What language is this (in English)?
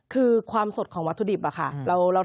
Thai